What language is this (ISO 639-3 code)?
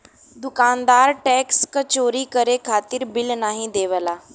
bho